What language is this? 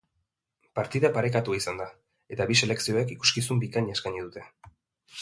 Basque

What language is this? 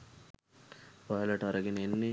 Sinhala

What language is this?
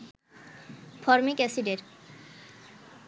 Bangla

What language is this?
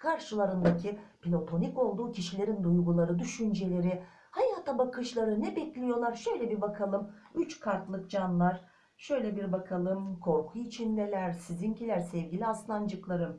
Turkish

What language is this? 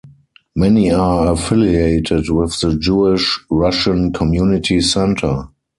English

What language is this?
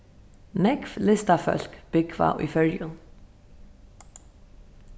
Faroese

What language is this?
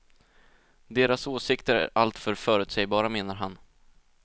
Swedish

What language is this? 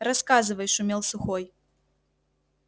Russian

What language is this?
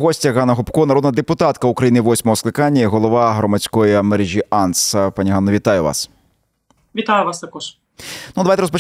Ukrainian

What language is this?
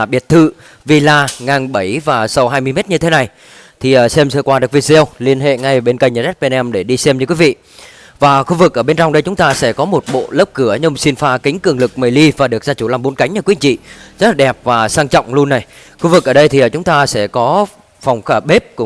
Vietnamese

